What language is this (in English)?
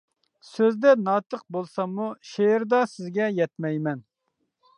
Uyghur